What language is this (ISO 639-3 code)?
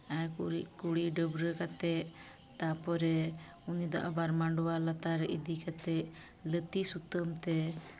sat